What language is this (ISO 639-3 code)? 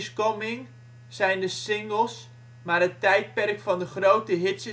nld